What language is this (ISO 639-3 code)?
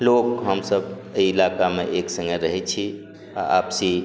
mai